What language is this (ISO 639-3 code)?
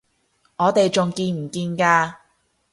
yue